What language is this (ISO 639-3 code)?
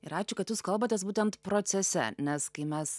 lit